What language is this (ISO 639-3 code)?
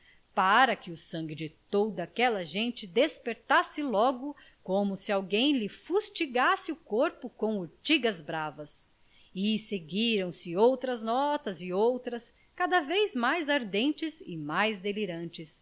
por